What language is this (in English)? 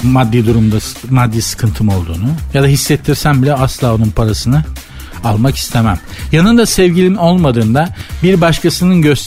Turkish